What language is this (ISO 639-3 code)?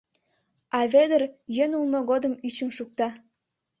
chm